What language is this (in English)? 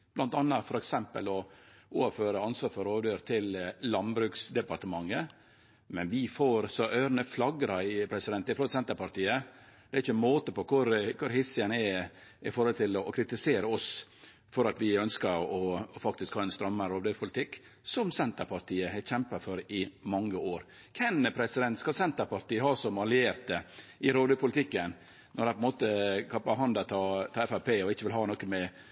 Norwegian Nynorsk